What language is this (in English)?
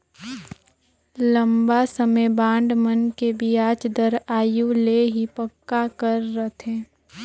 Chhattisgarhi